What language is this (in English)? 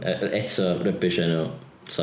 Welsh